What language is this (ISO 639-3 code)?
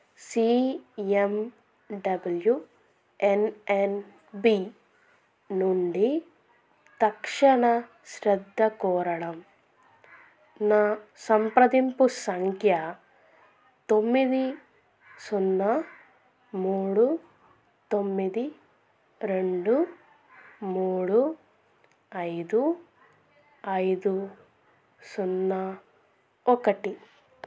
tel